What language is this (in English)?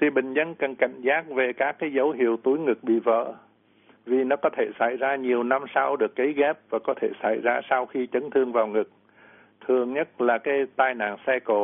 Vietnamese